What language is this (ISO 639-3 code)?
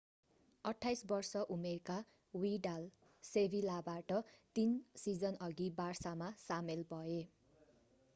nep